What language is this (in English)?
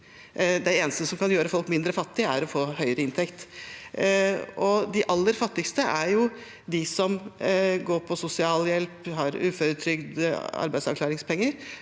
Norwegian